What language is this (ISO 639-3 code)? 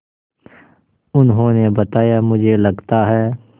hin